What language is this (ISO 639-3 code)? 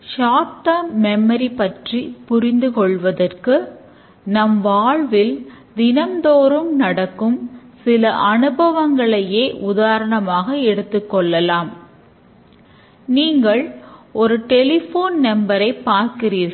tam